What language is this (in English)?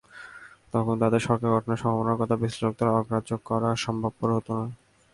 Bangla